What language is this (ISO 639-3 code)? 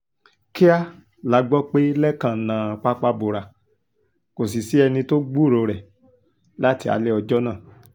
yor